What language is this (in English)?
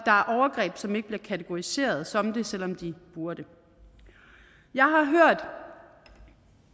Danish